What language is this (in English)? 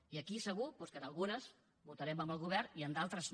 Catalan